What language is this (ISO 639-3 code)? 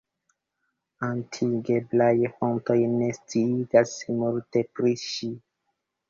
epo